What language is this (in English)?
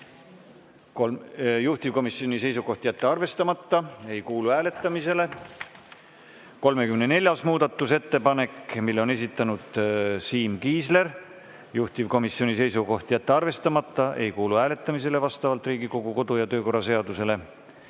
Estonian